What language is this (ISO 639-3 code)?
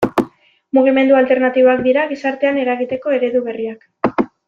eus